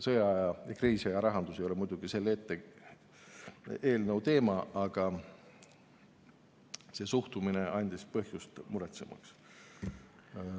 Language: Estonian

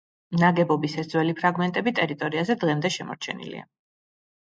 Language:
Georgian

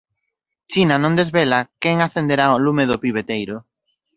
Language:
Galician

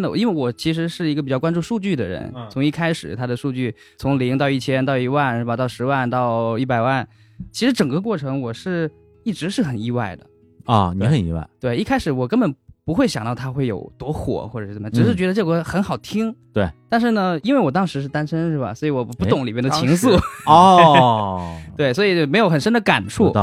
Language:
Chinese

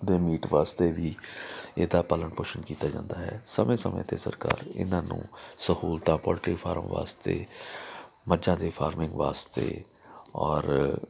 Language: Punjabi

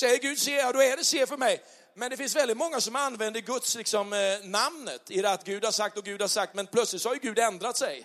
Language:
Swedish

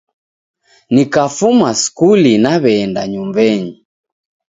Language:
Taita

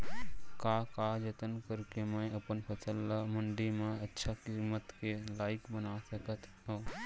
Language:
Chhattisgarhi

